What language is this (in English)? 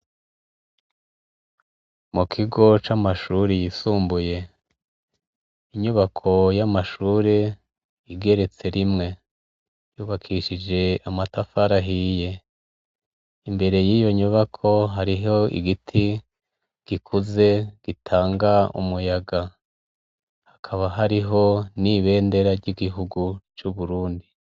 Rundi